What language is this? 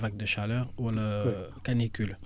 Wolof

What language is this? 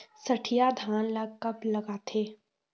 Chhattisgarhi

